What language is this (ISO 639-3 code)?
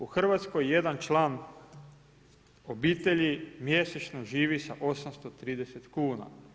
hrv